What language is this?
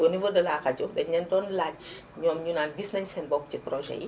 Wolof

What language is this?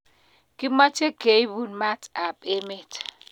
Kalenjin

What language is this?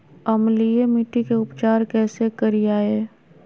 Magahi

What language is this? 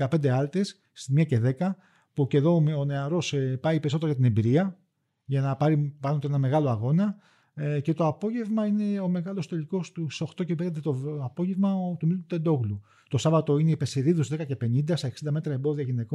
Greek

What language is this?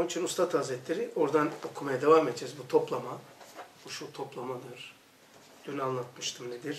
Turkish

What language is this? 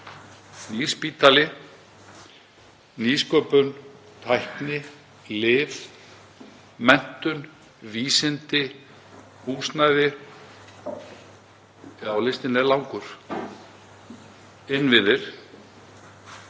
Icelandic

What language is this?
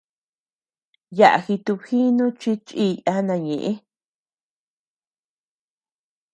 Tepeuxila Cuicatec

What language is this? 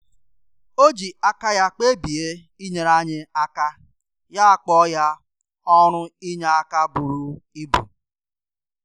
Igbo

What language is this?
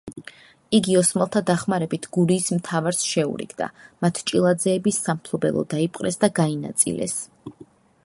Georgian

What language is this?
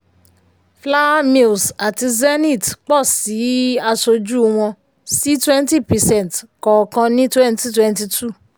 Yoruba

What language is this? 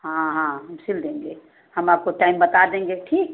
Hindi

